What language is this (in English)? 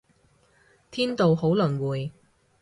Cantonese